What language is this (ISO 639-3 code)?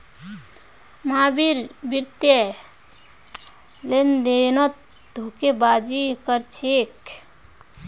mag